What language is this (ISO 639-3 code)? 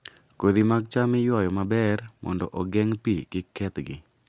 luo